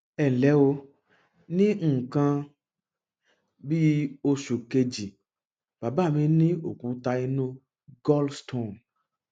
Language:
Yoruba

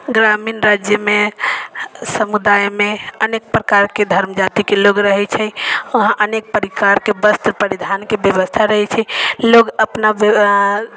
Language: Maithili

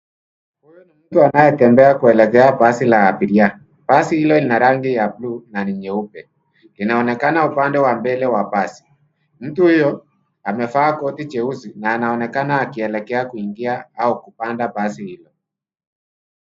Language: Swahili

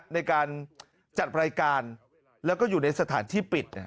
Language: Thai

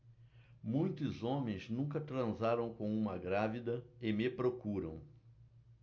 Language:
Portuguese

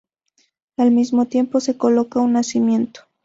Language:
Spanish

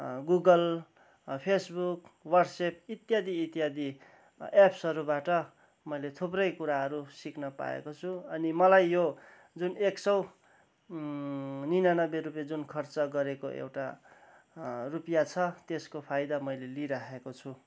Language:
Nepali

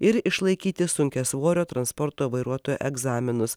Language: Lithuanian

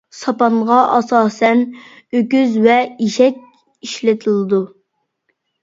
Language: Uyghur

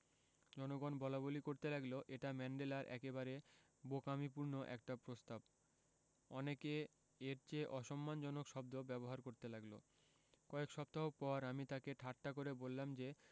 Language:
Bangla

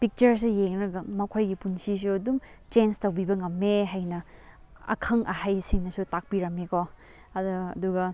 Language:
Manipuri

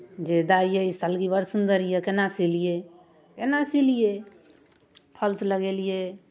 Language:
Maithili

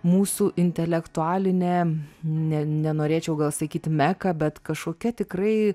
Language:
Lithuanian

